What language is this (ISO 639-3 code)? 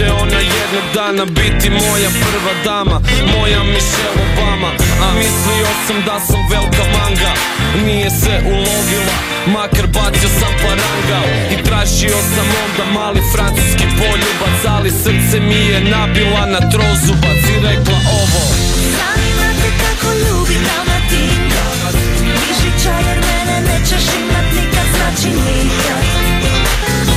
hrv